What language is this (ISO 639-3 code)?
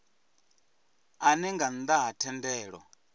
ven